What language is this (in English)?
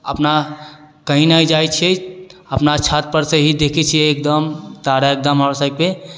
Maithili